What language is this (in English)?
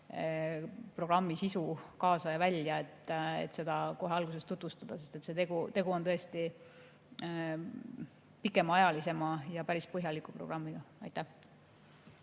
Estonian